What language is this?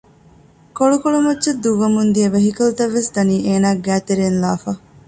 Divehi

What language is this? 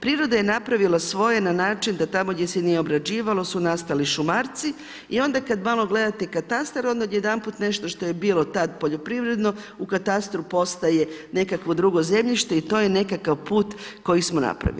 Croatian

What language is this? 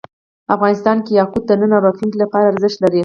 Pashto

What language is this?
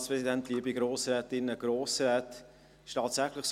Swiss German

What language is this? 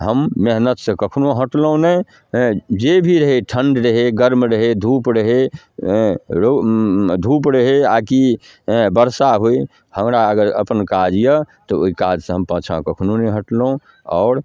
Maithili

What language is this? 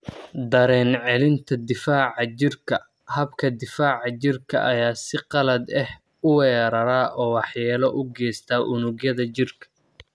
Somali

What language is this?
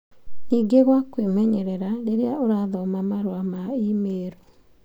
Kikuyu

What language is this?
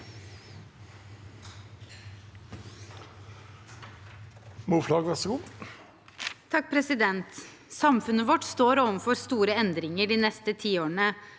Norwegian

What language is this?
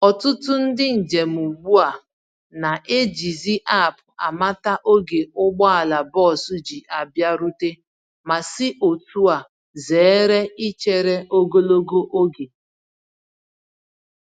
Igbo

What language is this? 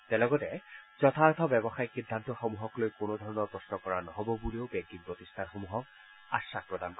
Assamese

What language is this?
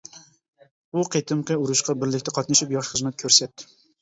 Uyghur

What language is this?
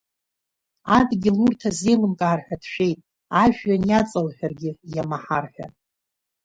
Abkhazian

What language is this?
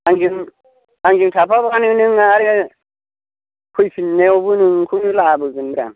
Bodo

